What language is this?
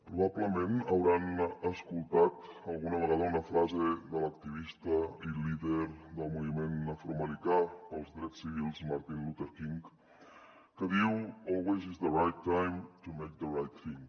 Catalan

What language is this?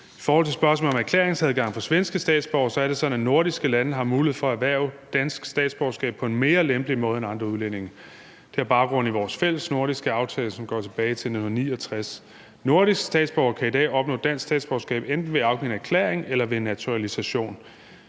Danish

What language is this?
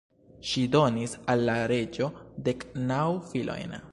Esperanto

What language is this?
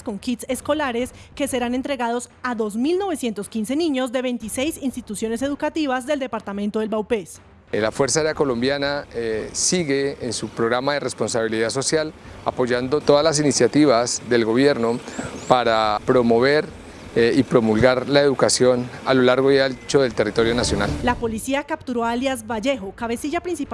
Spanish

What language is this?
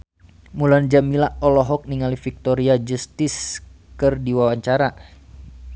Sundanese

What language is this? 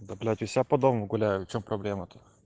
Russian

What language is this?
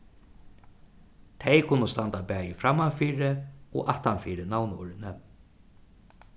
Faroese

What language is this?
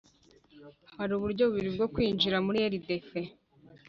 Kinyarwanda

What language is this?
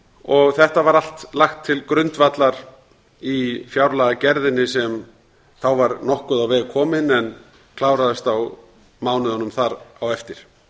Icelandic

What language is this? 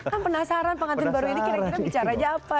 Indonesian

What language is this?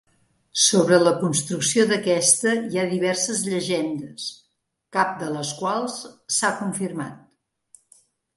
Catalan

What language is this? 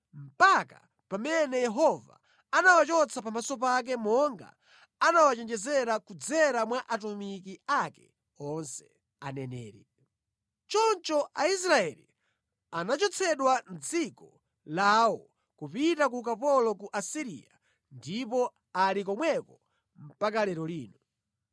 Nyanja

